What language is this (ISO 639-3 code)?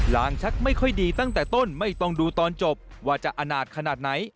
tha